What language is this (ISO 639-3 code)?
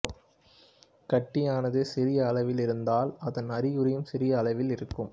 tam